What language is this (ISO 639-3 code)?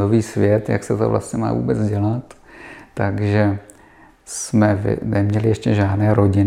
ces